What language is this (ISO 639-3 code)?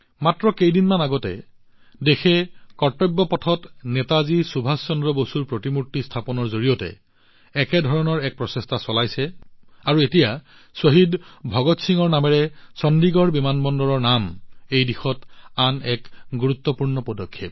asm